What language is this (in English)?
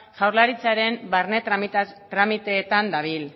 Basque